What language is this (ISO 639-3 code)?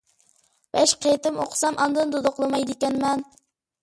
uig